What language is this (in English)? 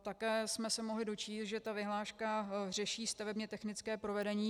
Czech